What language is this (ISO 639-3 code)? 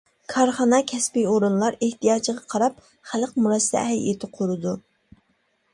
uig